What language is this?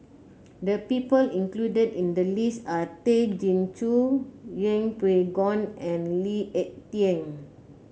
English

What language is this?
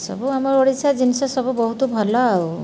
Odia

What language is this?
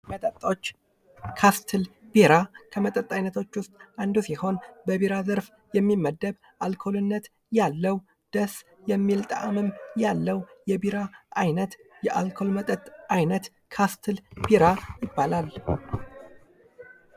Amharic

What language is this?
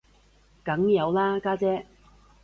Cantonese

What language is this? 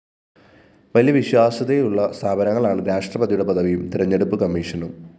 Malayalam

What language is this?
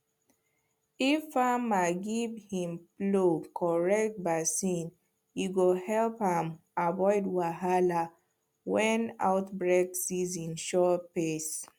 Nigerian Pidgin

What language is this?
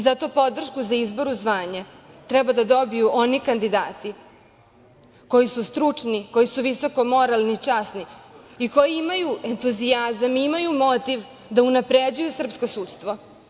Serbian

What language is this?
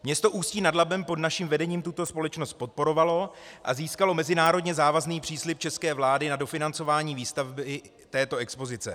Czech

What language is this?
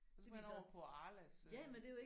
Danish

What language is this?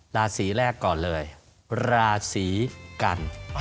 Thai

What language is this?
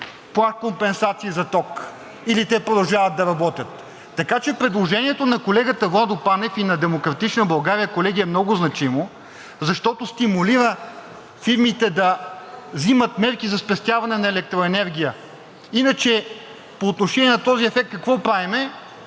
Bulgarian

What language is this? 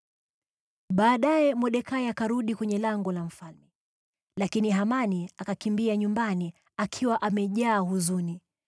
Swahili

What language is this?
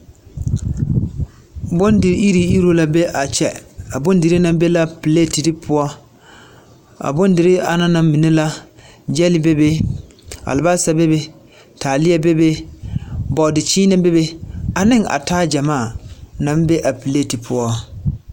Southern Dagaare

